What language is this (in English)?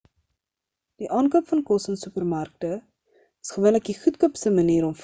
Afrikaans